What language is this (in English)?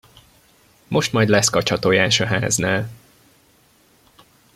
Hungarian